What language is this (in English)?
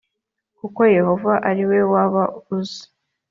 Kinyarwanda